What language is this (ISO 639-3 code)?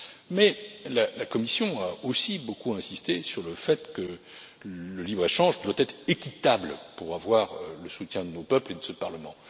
fra